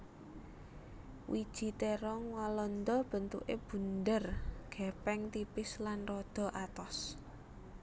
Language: Javanese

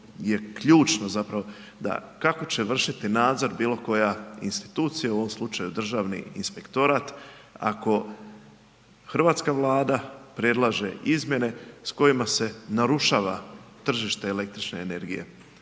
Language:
Croatian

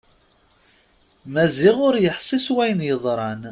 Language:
Kabyle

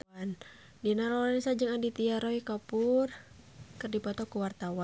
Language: Sundanese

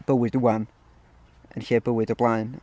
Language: Welsh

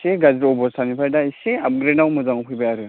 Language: Bodo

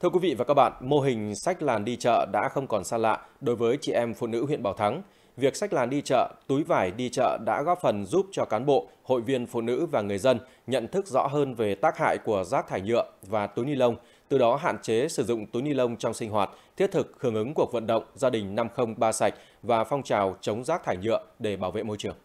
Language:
Vietnamese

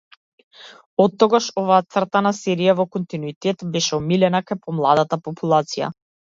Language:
Macedonian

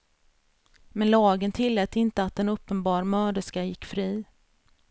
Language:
Swedish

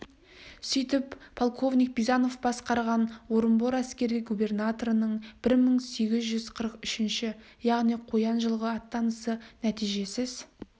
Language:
Kazakh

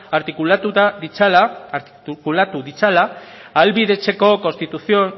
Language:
Basque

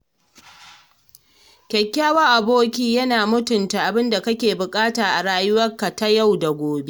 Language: Hausa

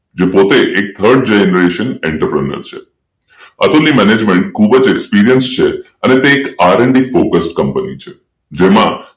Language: Gujarati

